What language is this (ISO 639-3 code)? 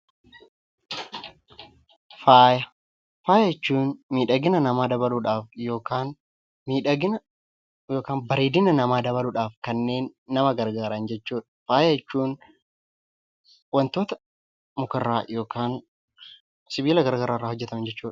orm